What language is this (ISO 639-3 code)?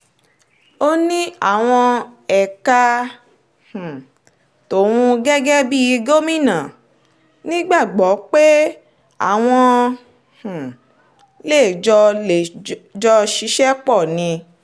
yor